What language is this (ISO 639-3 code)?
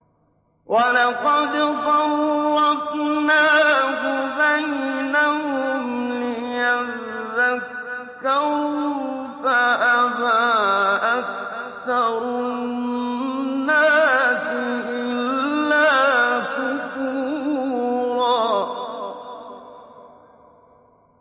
ara